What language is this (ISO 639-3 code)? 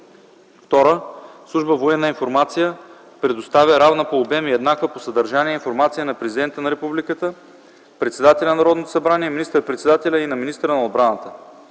bul